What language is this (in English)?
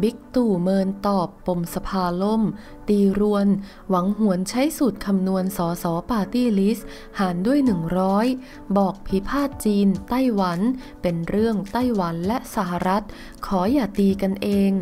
Thai